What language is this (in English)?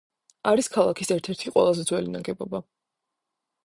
Georgian